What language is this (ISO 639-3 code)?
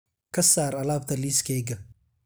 som